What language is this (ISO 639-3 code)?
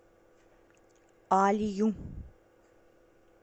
rus